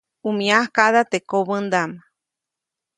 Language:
Copainalá Zoque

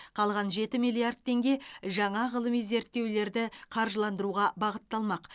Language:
Kazakh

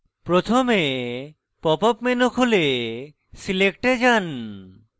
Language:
Bangla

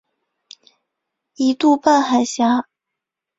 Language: Chinese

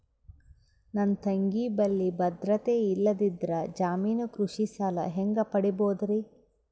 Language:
Kannada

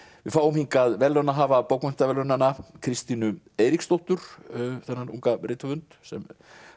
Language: Icelandic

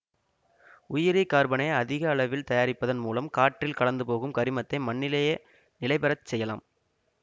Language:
Tamil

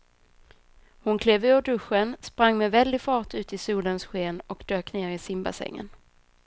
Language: Swedish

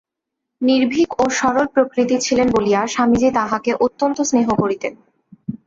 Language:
Bangla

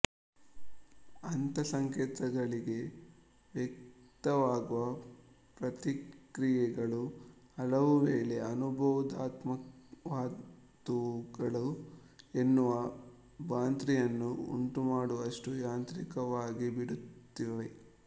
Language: Kannada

